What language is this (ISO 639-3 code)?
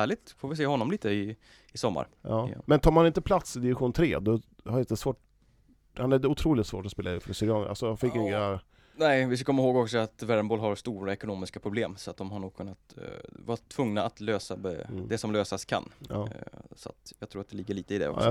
swe